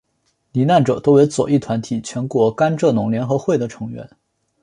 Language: Chinese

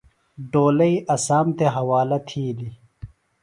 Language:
Phalura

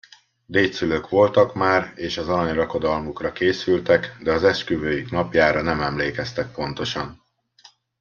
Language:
Hungarian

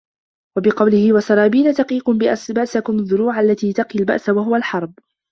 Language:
Arabic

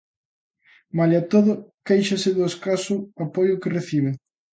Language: Galician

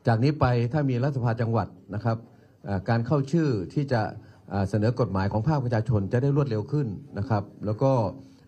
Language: Thai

